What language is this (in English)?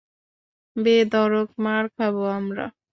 Bangla